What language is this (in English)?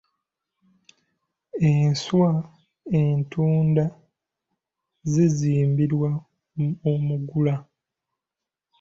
Ganda